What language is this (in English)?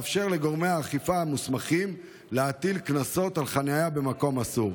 Hebrew